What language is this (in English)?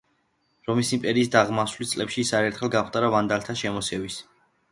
Georgian